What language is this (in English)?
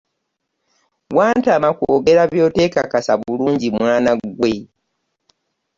Ganda